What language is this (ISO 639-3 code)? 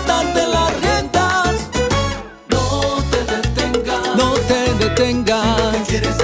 ron